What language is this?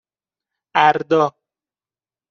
Persian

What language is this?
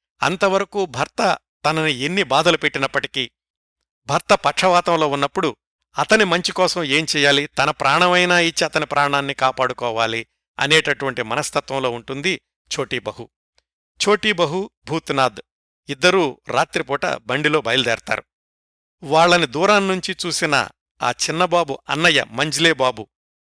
Telugu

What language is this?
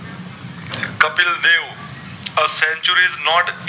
Gujarati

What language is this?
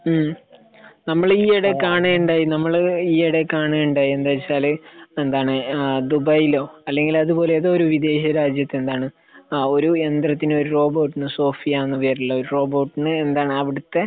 Malayalam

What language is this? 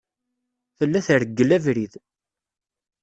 Kabyle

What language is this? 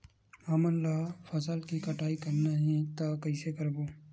Chhattisgarhi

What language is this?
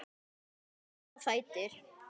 Icelandic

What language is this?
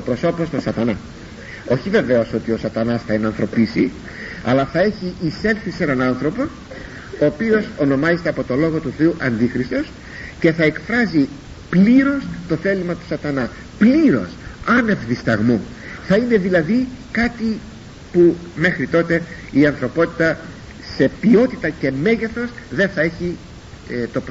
Greek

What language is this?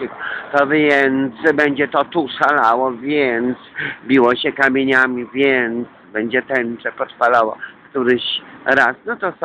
Polish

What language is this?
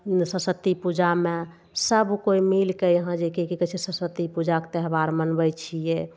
Maithili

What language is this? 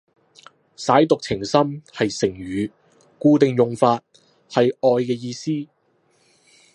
Cantonese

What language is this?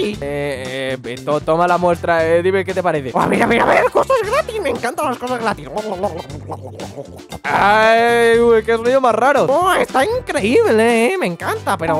Spanish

